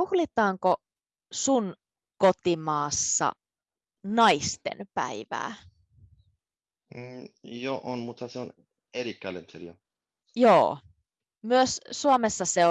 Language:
Finnish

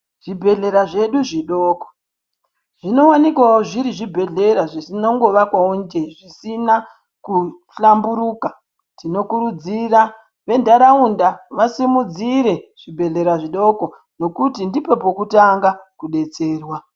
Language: Ndau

